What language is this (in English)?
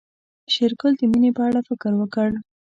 Pashto